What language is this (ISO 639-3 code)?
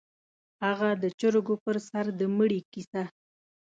pus